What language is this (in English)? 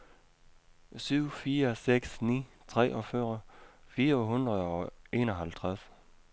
Danish